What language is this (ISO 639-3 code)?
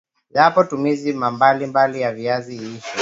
swa